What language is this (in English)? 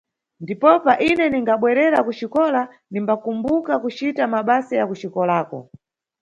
Nyungwe